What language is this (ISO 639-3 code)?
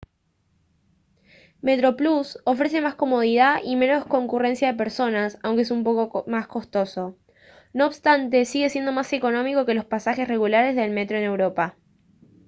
spa